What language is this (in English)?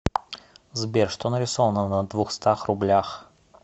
Russian